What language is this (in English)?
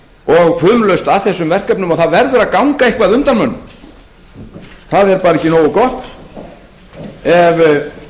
Icelandic